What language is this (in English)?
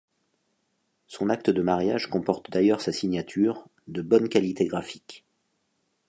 French